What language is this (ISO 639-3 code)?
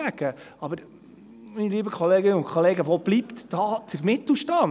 gsw